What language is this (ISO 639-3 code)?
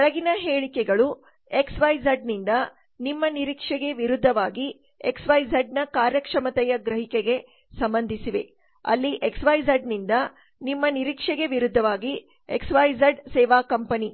kan